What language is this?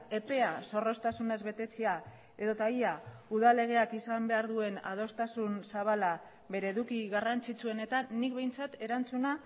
Basque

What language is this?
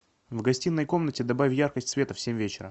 Russian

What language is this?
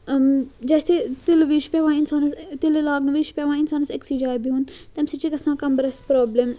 Kashmiri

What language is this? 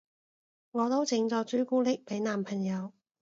Cantonese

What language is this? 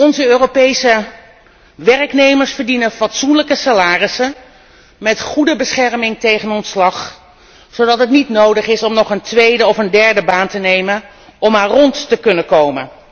Dutch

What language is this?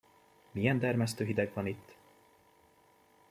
Hungarian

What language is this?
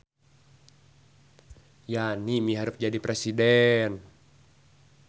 Sundanese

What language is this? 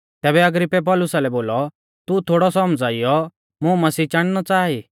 Mahasu Pahari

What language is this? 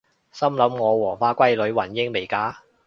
Cantonese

